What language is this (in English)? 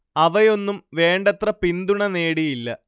Malayalam